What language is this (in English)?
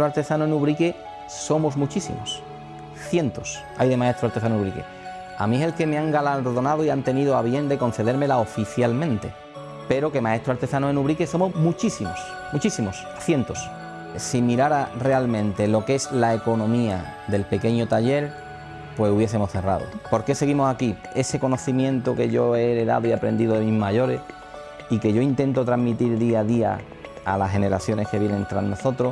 Spanish